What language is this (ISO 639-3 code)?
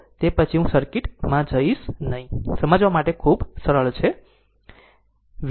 guj